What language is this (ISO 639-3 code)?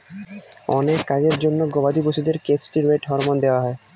ben